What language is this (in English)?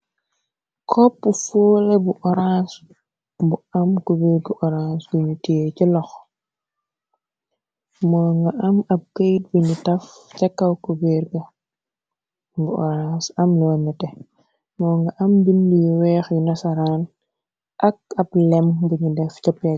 Wolof